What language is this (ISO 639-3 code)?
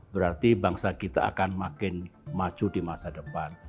ind